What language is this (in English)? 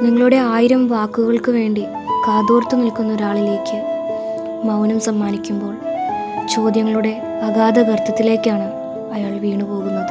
Malayalam